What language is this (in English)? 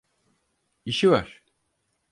Turkish